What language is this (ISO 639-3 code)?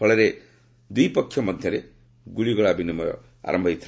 ori